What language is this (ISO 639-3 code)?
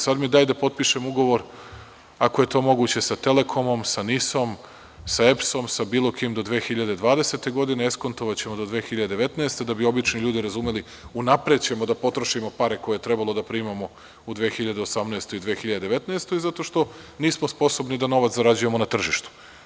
srp